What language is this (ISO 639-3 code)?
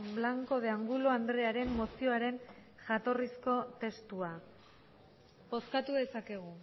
eus